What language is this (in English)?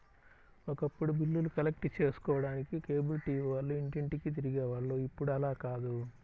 Telugu